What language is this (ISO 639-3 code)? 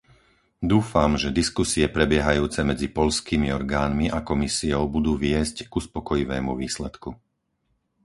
slk